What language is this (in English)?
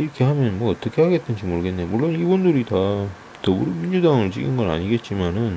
Korean